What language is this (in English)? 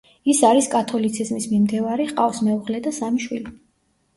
Georgian